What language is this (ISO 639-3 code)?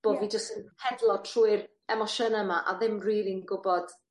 cym